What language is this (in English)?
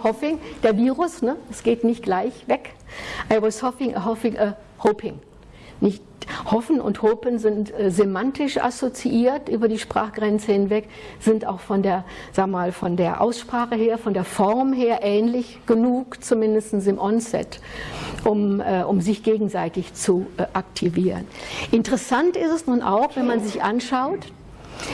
German